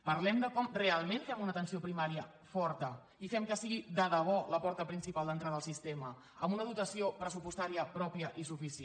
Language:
Catalan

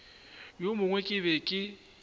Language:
Northern Sotho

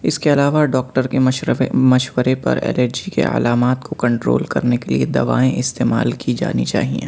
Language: Urdu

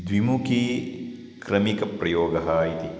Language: Sanskrit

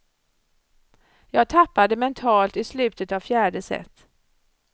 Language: Swedish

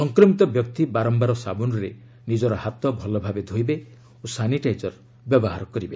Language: Odia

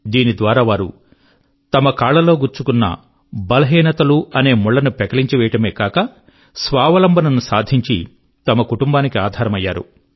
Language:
Telugu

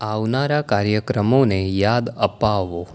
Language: Gujarati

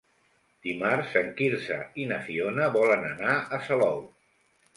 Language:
Catalan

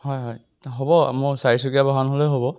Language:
Assamese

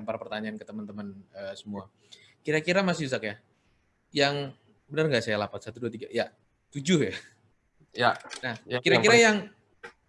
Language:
Indonesian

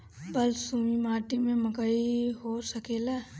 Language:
Bhojpuri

